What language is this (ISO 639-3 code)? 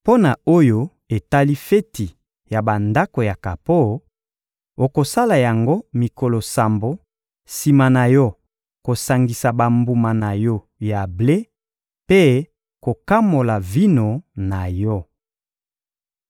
lin